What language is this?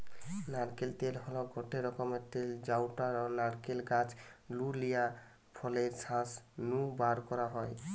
Bangla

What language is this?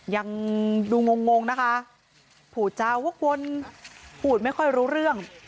Thai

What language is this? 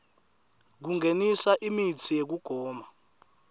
Swati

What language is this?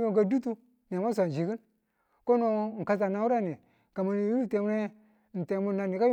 Tula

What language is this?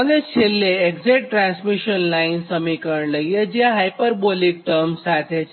Gujarati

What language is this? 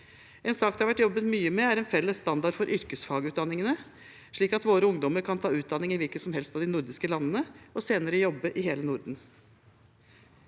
Norwegian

